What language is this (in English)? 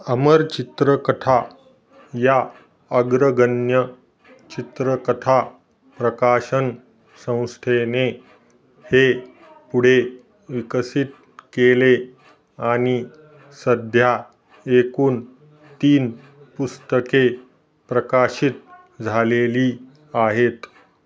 Marathi